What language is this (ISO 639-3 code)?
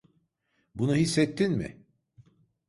tur